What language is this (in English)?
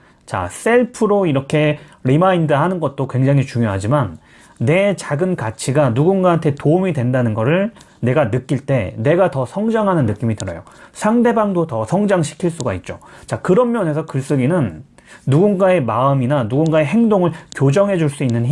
Korean